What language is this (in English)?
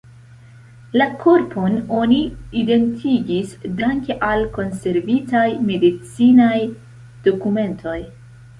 Esperanto